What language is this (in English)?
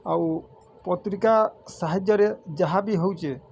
Odia